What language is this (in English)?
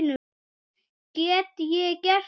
Icelandic